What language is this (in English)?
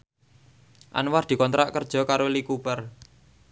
Javanese